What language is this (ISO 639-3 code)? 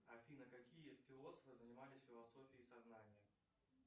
rus